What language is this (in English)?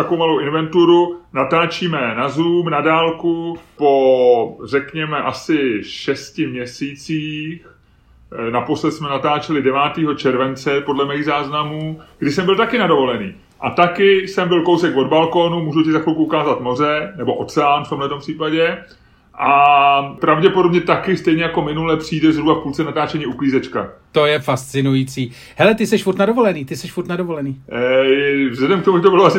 Czech